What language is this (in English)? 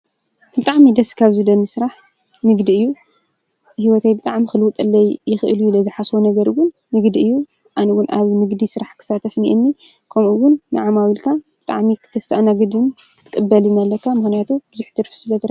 Tigrinya